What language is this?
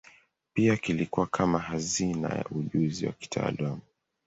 Swahili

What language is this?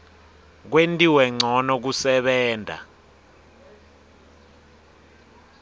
Swati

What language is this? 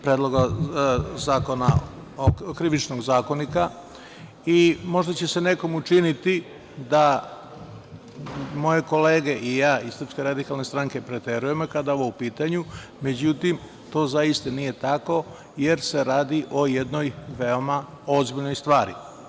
Serbian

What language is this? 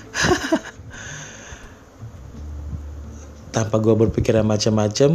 Indonesian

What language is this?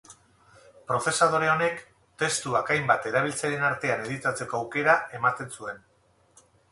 Basque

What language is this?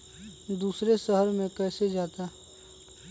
Magahi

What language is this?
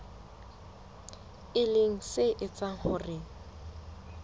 Southern Sotho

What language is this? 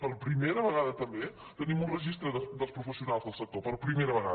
Catalan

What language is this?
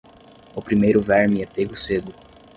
Portuguese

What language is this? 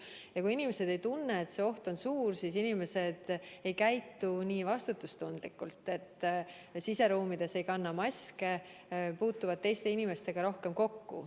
Estonian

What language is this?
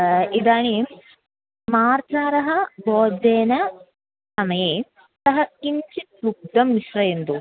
Sanskrit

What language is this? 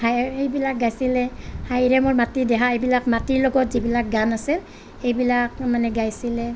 Assamese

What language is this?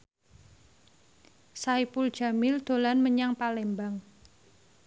Javanese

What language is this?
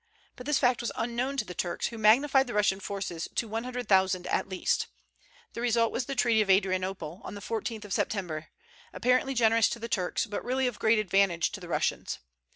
English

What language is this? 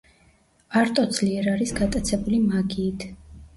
Georgian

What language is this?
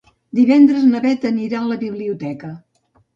Catalan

